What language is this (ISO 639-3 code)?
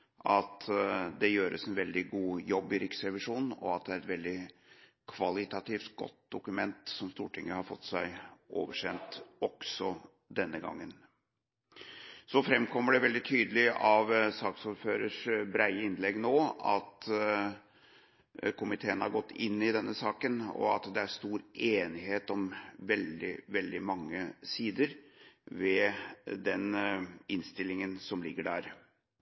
nob